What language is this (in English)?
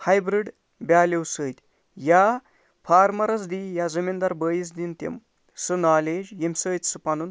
Kashmiri